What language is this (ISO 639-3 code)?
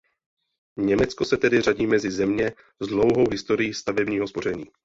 ces